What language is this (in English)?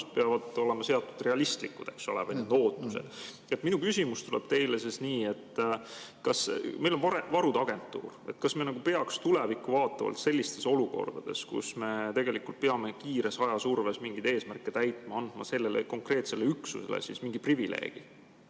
Estonian